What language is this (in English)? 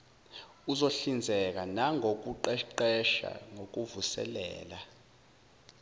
Zulu